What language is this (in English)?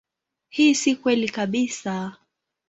Swahili